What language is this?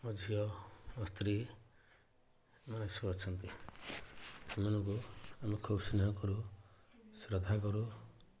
Odia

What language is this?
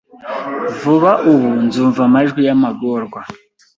Kinyarwanda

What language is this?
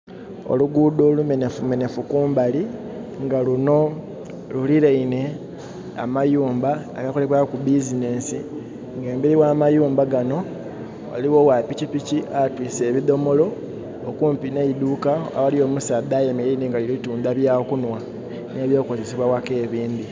Soga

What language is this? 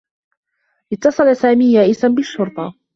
Arabic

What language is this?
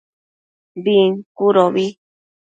Matsés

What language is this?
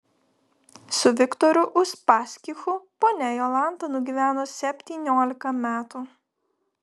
Lithuanian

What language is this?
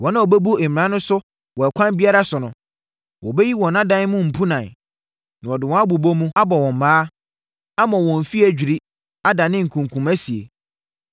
Akan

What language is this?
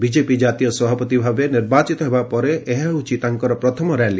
Odia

